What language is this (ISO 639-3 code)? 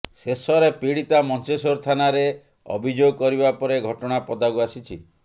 ori